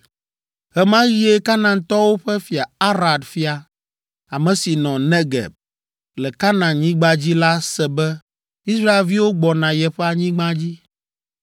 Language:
Ewe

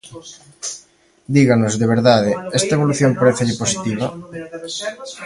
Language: Galician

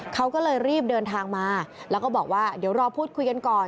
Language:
Thai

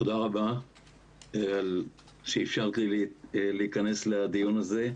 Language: Hebrew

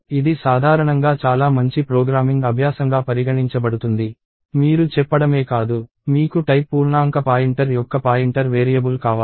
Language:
Telugu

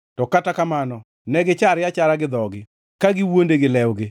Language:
Luo (Kenya and Tanzania)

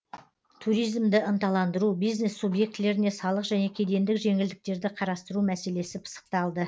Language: Kazakh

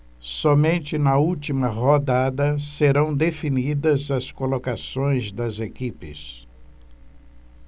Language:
Portuguese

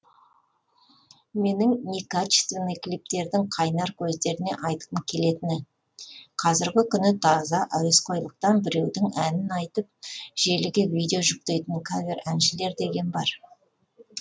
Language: Kazakh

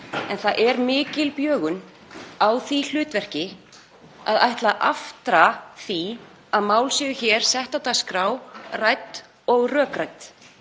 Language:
Icelandic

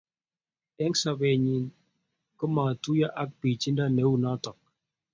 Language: Kalenjin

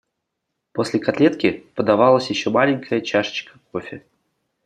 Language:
Russian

